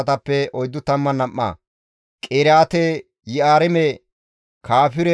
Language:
Gamo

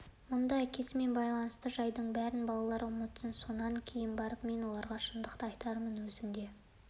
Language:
Kazakh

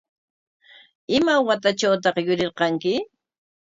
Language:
Corongo Ancash Quechua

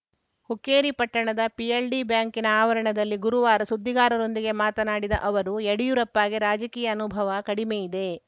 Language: Kannada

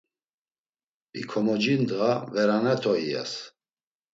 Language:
Laz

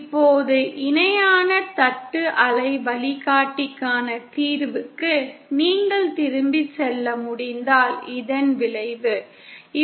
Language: Tamil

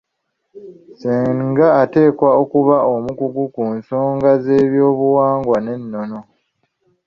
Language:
Ganda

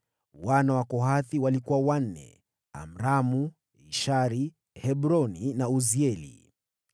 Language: Swahili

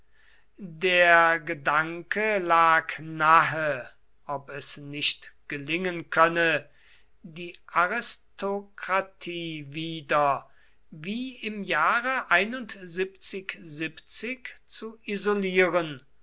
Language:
German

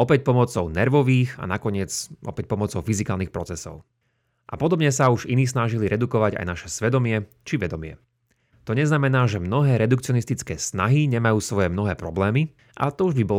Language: Slovak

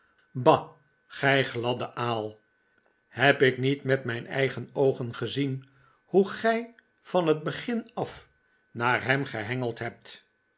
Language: Dutch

